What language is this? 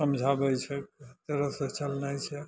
Maithili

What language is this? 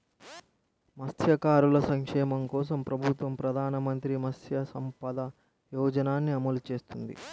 Telugu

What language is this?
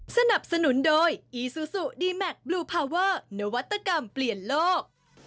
Thai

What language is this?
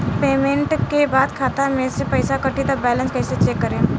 Bhojpuri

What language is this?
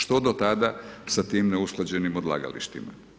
Croatian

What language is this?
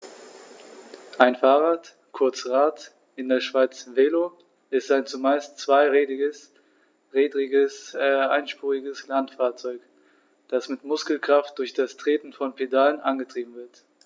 German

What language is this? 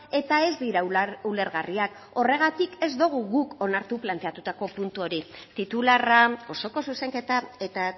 Basque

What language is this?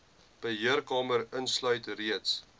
Afrikaans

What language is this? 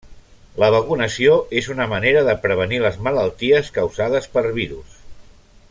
Catalan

